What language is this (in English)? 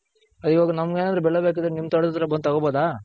Kannada